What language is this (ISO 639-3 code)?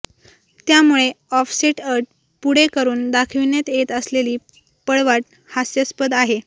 mar